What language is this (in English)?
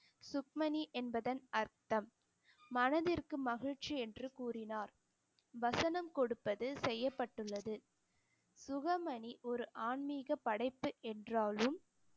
Tamil